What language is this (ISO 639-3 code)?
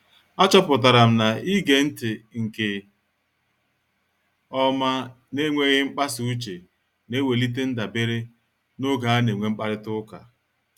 ibo